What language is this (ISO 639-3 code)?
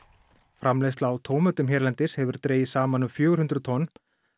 isl